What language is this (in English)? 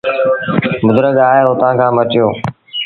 Sindhi Bhil